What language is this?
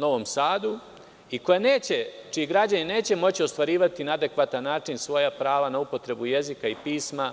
Serbian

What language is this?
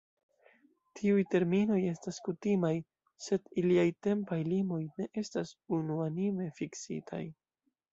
Esperanto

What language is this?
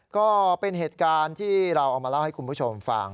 Thai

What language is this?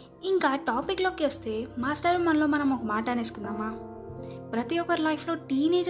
Telugu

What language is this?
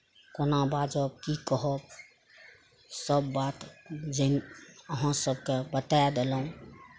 Maithili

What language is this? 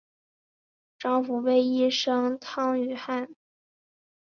Chinese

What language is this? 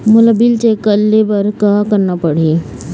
Chhattisgarhi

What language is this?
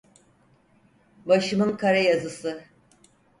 Turkish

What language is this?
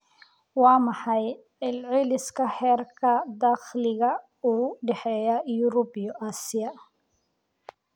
Somali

